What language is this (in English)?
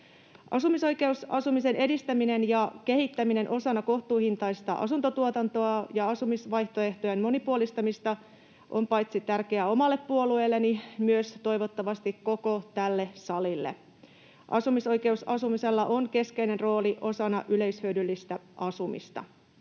Finnish